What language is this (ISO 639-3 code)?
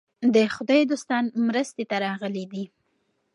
pus